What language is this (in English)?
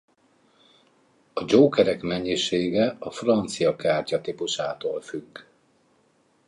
Hungarian